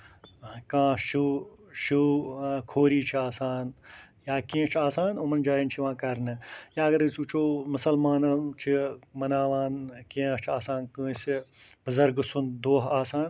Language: Kashmiri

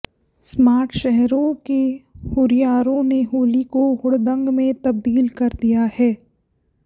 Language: Hindi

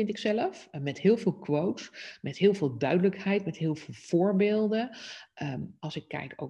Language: Dutch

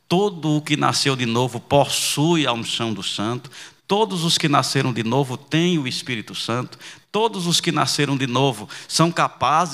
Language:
Portuguese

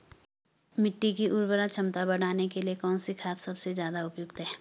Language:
Hindi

